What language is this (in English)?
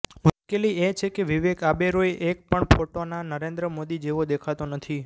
Gujarati